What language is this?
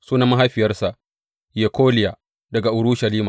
Hausa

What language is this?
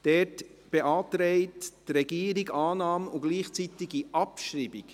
Swiss German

